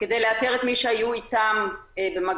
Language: Hebrew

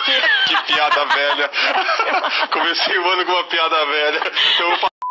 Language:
Portuguese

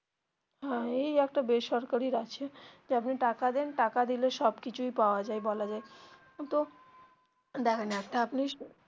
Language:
Bangla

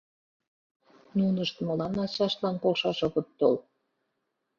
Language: Mari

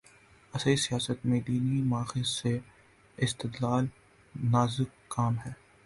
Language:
Urdu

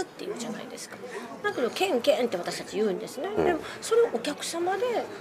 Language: Japanese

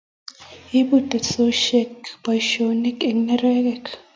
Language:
Kalenjin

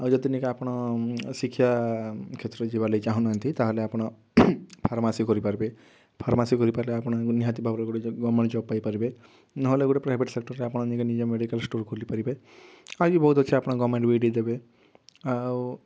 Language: Odia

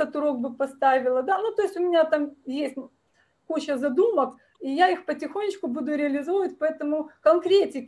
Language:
Russian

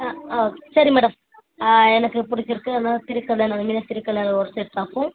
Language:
Tamil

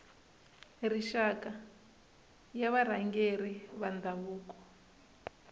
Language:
Tsonga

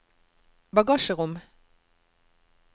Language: Norwegian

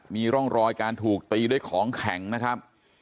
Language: Thai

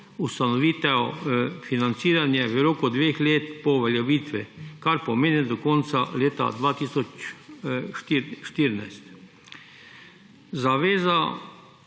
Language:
Slovenian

